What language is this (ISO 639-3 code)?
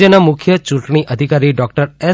guj